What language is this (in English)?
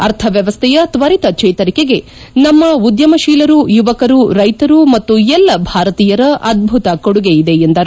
Kannada